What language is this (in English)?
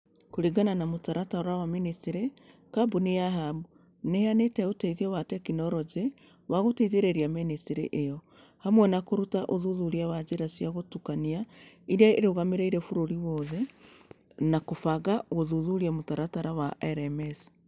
Kikuyu